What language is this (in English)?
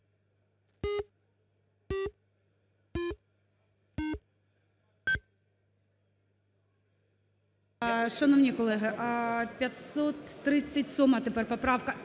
Ukrainian